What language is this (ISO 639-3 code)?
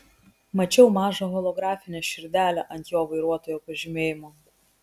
lit